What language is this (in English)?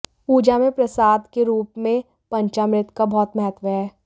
Hindi